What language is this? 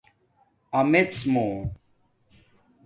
Domaaki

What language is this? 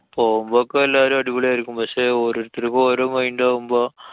Malayalam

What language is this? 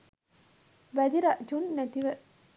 Sinhala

